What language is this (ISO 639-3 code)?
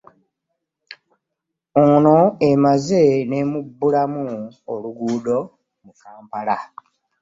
lug